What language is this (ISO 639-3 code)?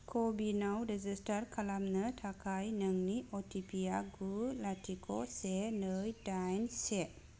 brx